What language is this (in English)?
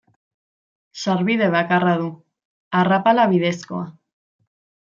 Basque